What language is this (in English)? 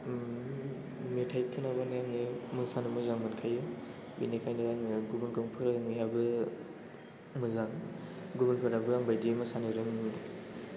Bodo